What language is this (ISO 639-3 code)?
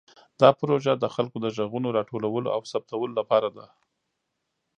pus